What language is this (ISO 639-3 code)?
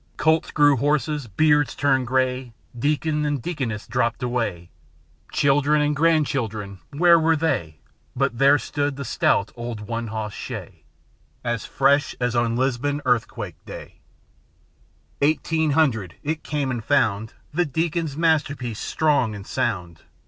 eng